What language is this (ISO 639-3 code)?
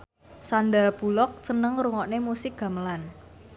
jav